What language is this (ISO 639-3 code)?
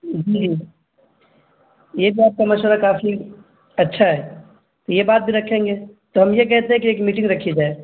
urd